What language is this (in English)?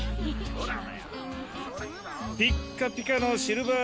Japanese